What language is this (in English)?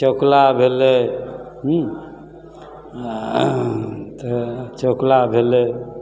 Maithili